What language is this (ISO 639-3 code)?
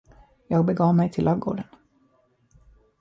swe